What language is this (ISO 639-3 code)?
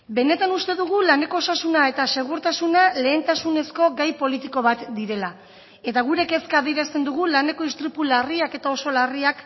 eus